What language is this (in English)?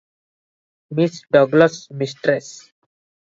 Odia